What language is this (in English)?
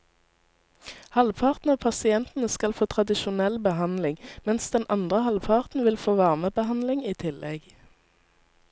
Norwegian